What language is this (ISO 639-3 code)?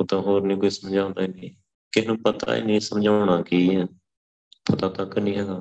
pan